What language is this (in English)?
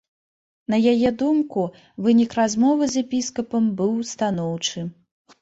Belarusian